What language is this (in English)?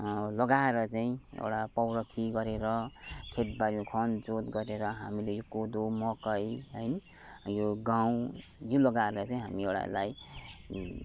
Nepali